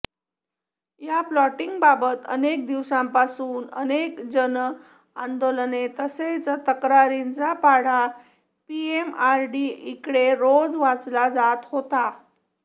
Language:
Marathi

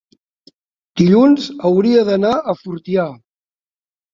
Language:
Catalan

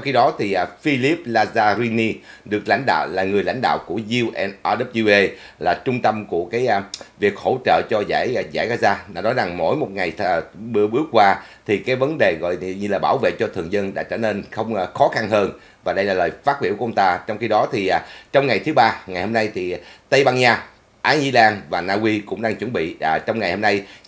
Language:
Vietnamese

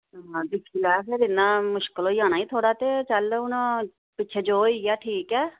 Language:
Dogri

